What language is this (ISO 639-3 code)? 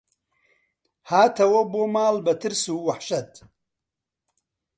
ckb